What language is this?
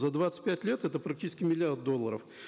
Kazakh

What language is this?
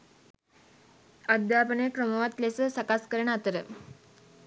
Sinhala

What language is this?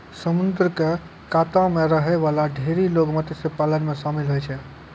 Maithili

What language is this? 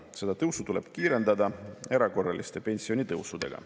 Estonian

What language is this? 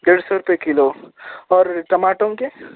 Urdu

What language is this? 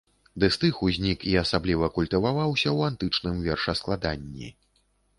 Belarusian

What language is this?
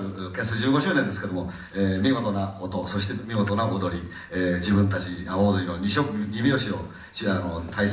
Japanese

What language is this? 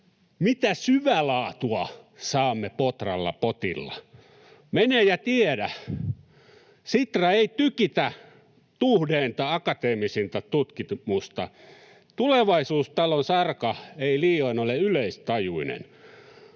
Finnish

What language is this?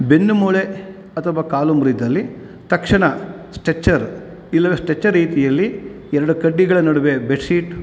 Kannada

